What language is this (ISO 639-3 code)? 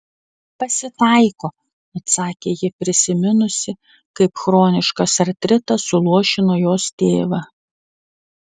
lit